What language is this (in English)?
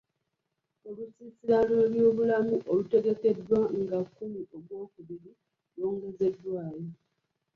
Ganda